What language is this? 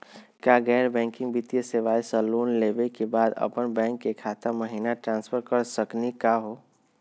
Magahi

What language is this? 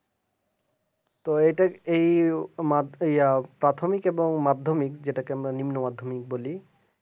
Bangla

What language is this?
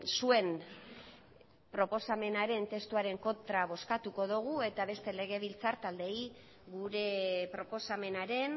Basque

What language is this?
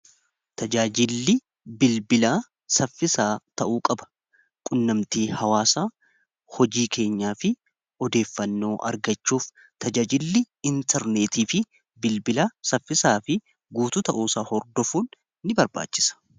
Oromo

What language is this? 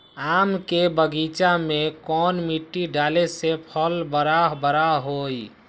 Magahi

